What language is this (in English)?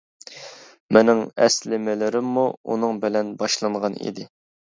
Uyghur